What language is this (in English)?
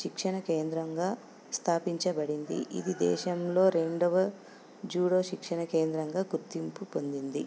Telugu